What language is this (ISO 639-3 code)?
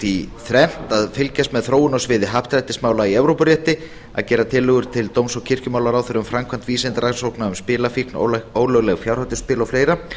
isl